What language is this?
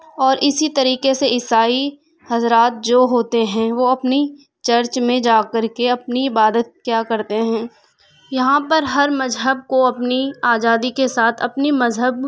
Urdu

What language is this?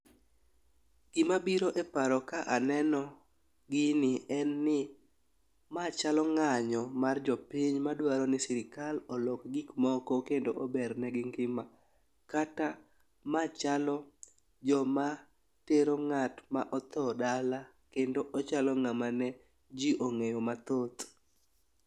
Luo (Kenya and Tanzania)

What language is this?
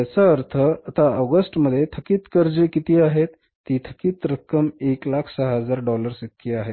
Marathi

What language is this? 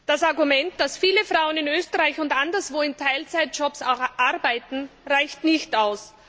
German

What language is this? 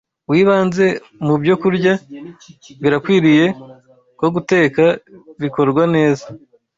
Kinyarwanda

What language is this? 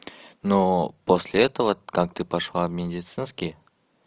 Russian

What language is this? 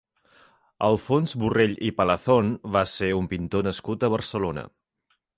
Catalan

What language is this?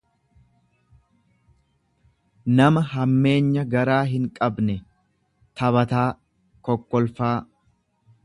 Oromo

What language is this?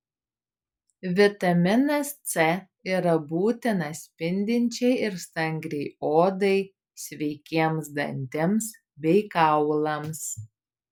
Lithuanian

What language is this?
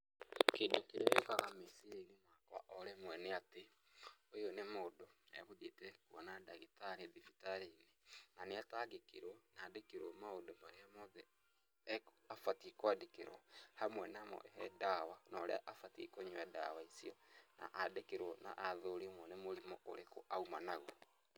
Kikuyu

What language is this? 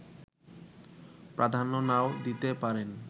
Bangla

